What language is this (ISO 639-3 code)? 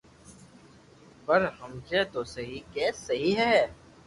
lrk